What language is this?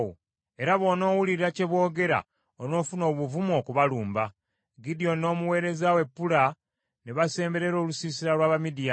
Ganda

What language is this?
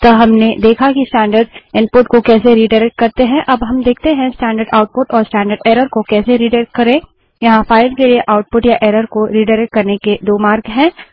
Hindi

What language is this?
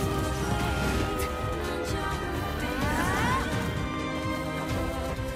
Japanese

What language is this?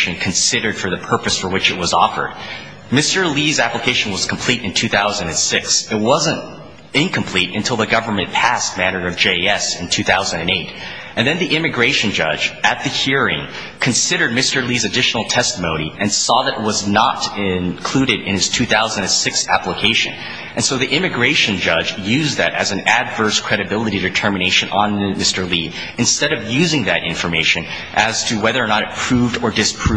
English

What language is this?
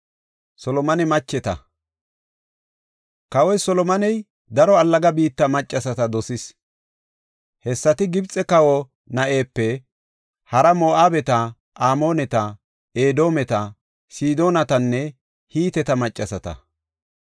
Gofa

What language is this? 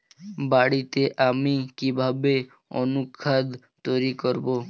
Bangla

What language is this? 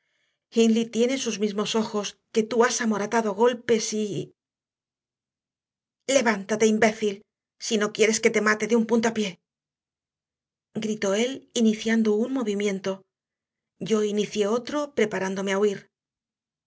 Spanish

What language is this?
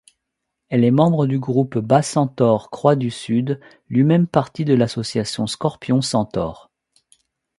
French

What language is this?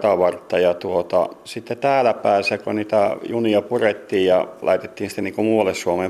Finnish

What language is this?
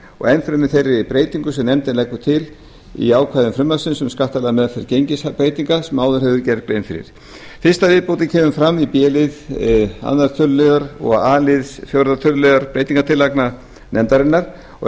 Icelandic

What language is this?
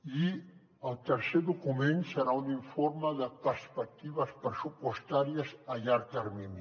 Catalan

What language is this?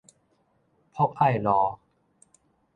Min Nan Chinese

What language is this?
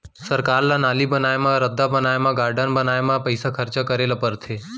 Chhattisgarhi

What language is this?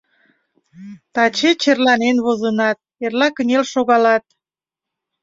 Mari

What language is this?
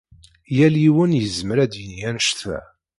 Kabyle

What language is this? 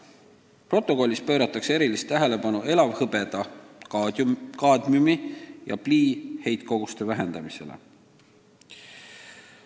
Estonian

